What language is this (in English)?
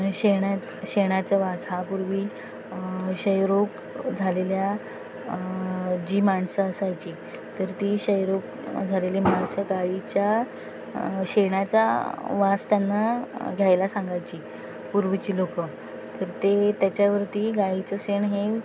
Marathi